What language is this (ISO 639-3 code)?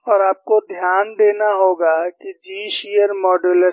hin